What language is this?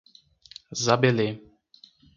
Portuguese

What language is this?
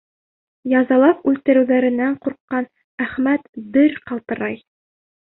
Bashkir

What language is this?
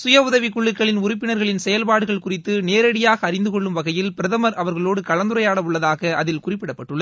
Tamil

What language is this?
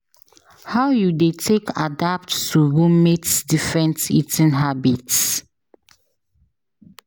Nigerian Pidgin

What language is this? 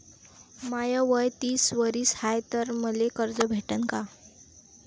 Marathi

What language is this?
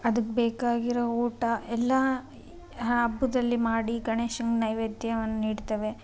Kannada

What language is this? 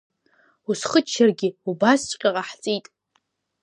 Abkhazian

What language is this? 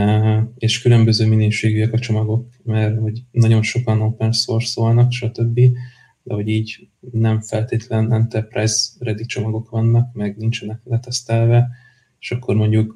Hungarian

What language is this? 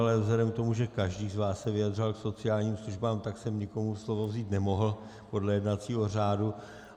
Czech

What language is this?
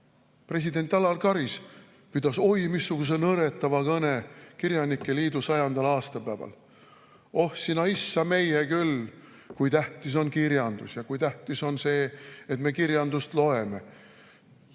Estonian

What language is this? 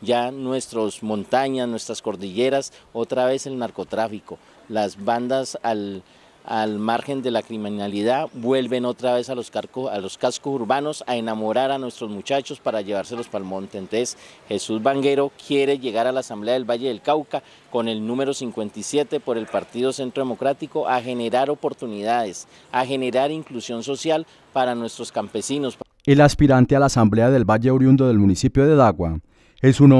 Spanish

